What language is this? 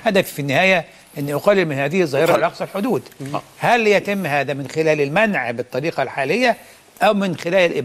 Arabic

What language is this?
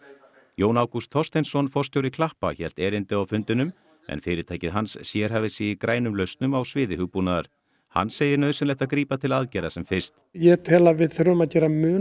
Icelandic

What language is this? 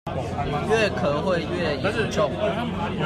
Chinese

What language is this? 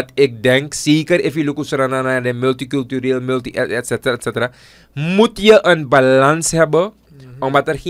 Dutch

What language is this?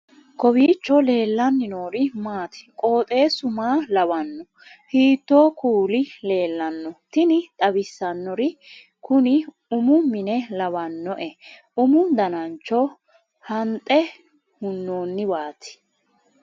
Sidamo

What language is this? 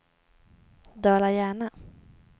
Swedish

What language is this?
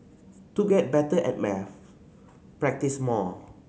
English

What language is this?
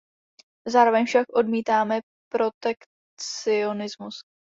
Czech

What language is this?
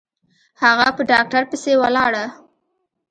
Pashto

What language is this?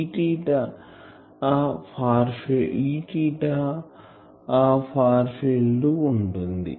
Telugu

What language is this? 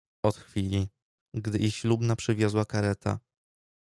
Polish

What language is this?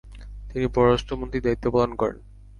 Bangla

